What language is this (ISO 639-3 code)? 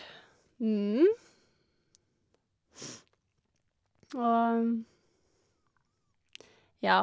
nor